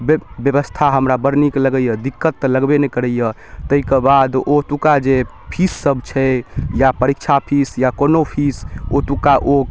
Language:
Maithili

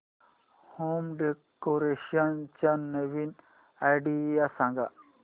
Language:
Marathi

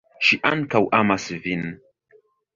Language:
Esperanto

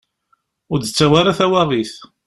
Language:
Kabyle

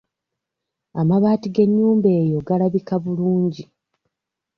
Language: Ganda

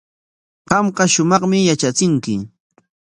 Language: Corongo Ancash Quechua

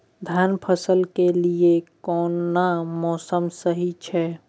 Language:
Maithili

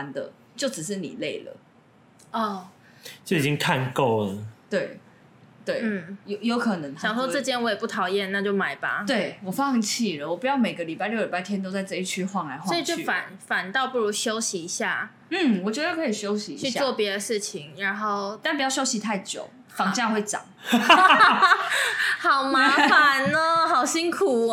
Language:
Chinese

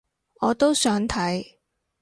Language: Cantonese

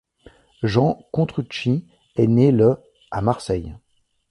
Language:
French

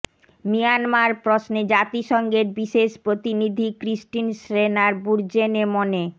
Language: Bangla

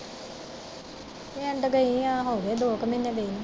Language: Punjabi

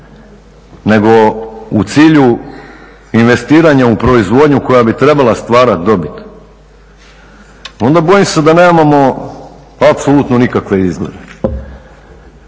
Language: Croatian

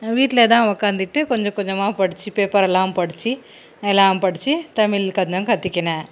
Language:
Tamil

